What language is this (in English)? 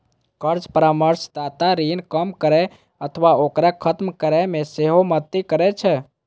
Maithili